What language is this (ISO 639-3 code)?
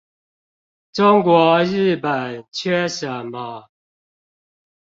zho